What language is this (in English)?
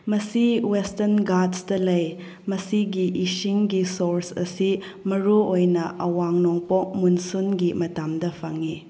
Manipuri